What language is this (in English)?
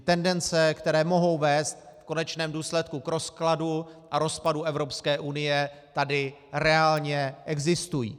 Czech